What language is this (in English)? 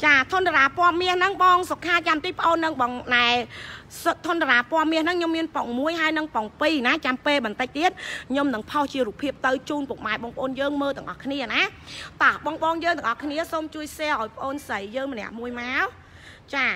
Vietnamese